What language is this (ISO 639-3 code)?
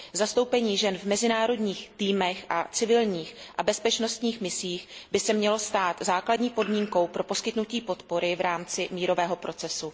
ces